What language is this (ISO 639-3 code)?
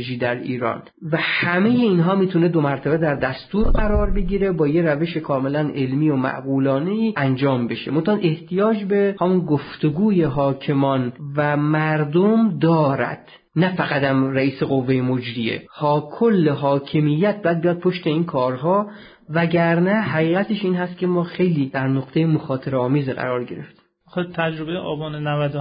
fas